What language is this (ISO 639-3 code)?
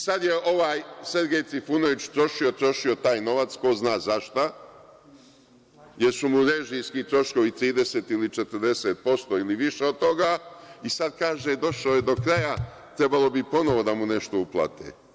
srp